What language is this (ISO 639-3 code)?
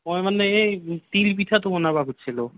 asm